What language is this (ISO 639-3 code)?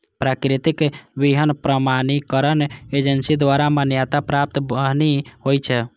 mai